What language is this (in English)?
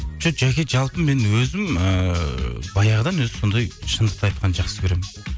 Kazakh